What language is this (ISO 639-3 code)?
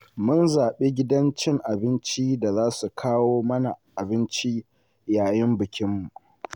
hau